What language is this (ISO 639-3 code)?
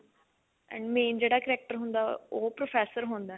pan